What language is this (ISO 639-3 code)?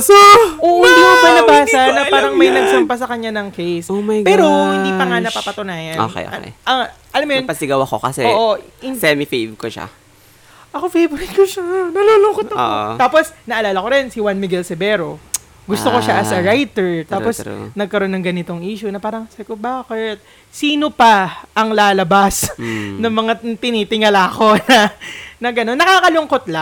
fil